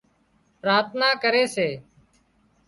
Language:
Wadiyara Koli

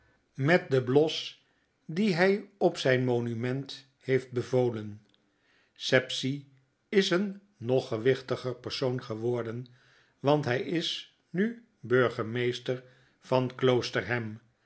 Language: Dutch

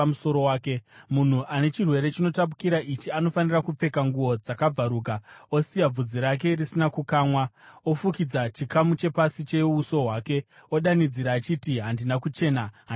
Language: Shona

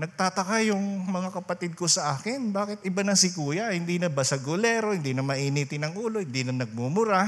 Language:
Filipino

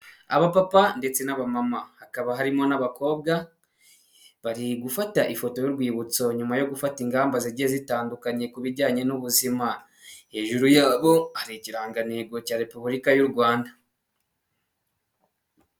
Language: Kinyarwanda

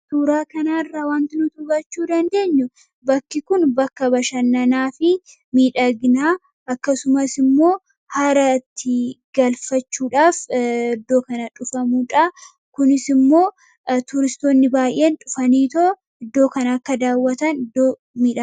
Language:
Oromo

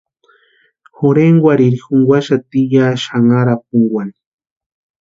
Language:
Western Highland Purepecha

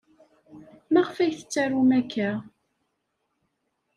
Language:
Kabyle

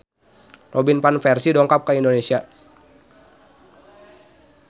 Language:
Sundanese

